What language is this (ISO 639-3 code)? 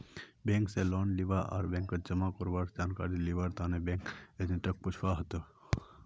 mag